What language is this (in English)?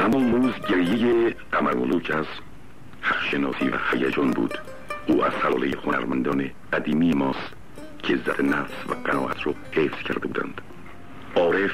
Persian